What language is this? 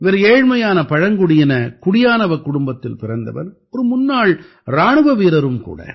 Tamil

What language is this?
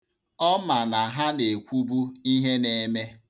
Igbo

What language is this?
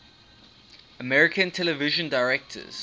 English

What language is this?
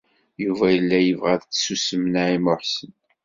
Kabyle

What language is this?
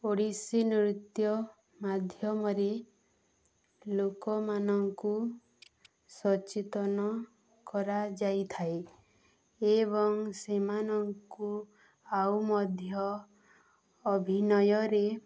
Odia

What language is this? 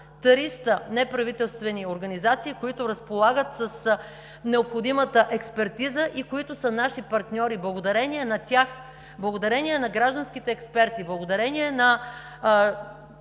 Bulgarian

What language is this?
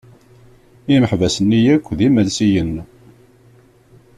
Kabyle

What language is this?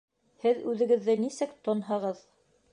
Bashkir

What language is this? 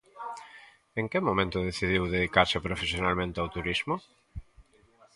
Galician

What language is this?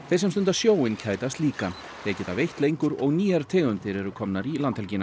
Icelandic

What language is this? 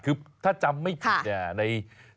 Thai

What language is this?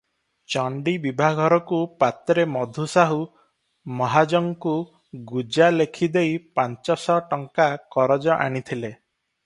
Odia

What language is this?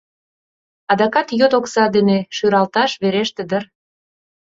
Mari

